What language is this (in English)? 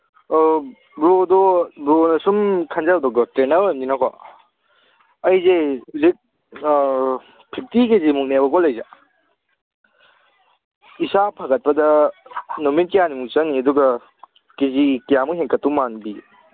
Manipuri